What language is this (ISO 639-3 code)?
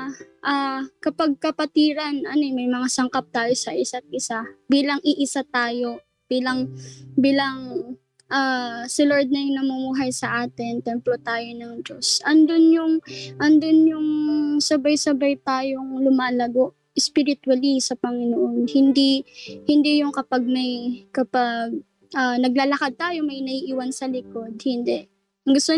fil